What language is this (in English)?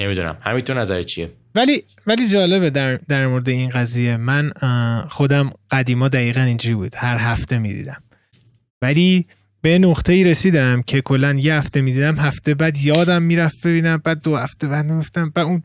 Persian